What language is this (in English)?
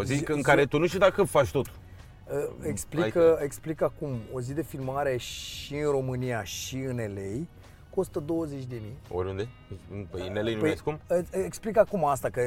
Romanian